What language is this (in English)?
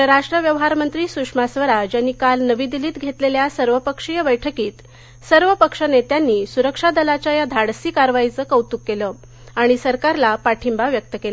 Marathi